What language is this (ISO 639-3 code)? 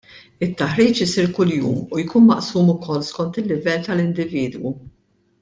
mlt